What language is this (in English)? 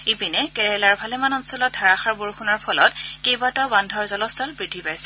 Assamese